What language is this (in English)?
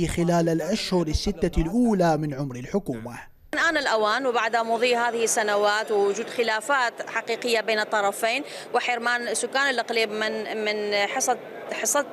Arabic